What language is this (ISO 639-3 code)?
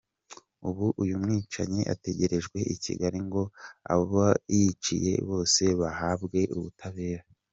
kin